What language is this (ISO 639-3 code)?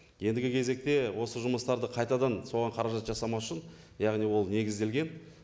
kaz